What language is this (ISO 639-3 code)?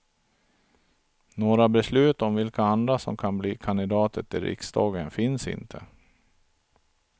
swe